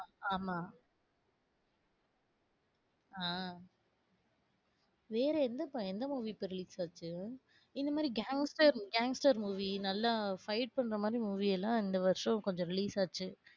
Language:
Tamil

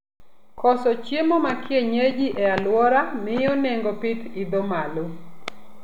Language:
Luo (Kenya and Tanzania)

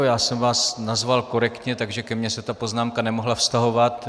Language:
Czech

